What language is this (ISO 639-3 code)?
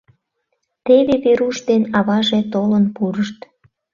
chm